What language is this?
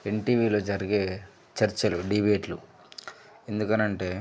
Telugu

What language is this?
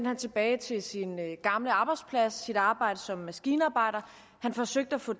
Danish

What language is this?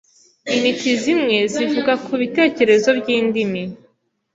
Kinyarwanda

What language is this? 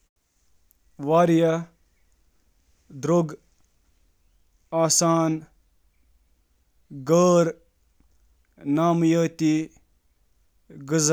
Kashmiri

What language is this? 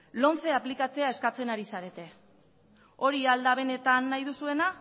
Basque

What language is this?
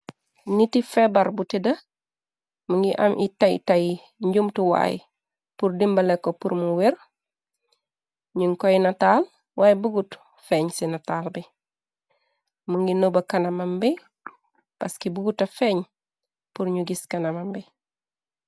Wolof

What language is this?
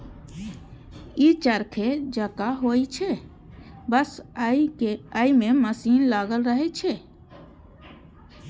Maithili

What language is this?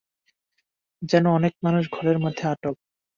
Bangla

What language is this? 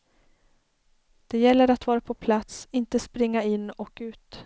Swedish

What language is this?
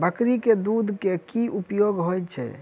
Maithili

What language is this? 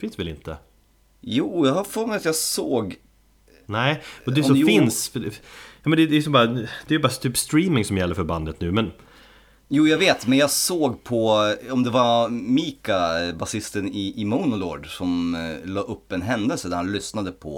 Swedish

